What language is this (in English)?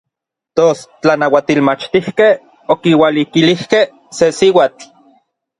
Orizaba Nahuatl